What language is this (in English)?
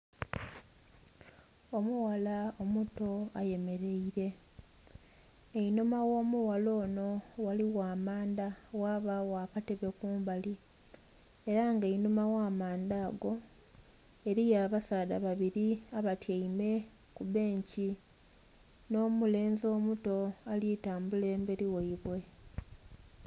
Soga